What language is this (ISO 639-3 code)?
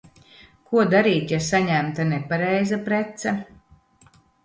lav